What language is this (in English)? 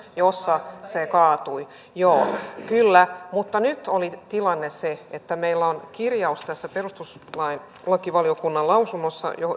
Finnish